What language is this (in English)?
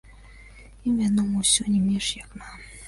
Belarusian